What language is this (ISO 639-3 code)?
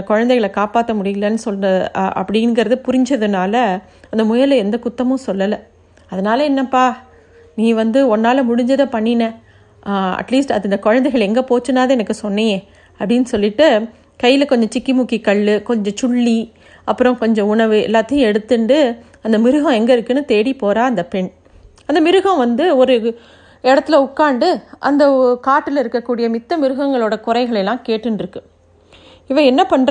tam